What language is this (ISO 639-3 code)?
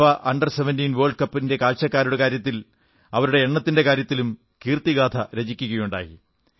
mal